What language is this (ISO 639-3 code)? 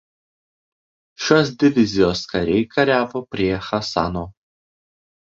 lit